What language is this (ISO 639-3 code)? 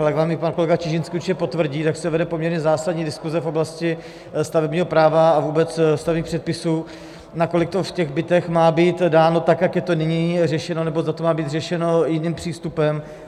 ces